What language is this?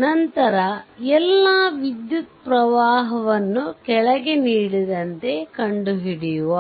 Kannada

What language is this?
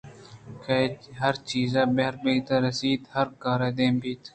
Eastern Balochi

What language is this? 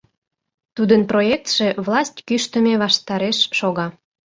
Mari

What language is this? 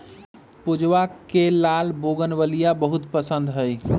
Magahi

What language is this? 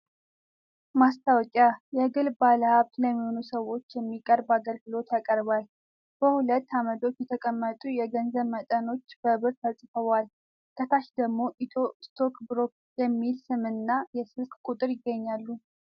Amharic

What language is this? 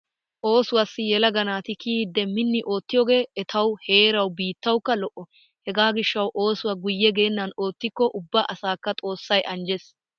Wolaytta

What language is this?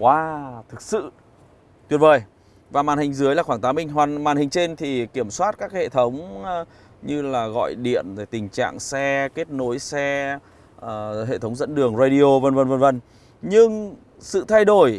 Vietnamese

